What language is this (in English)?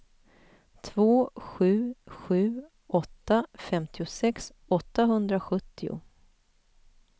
Swedish